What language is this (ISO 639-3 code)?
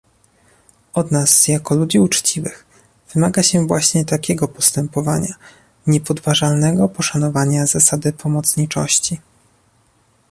pol